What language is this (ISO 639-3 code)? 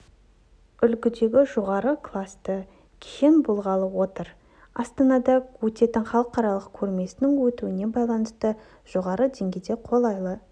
kaz